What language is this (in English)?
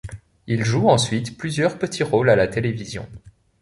French